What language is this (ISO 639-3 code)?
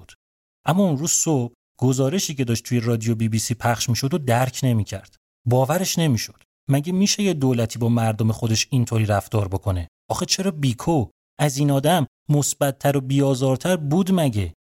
fas